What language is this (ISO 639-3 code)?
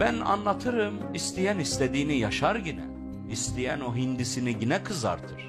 tur